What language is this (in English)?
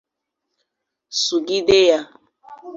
Igbo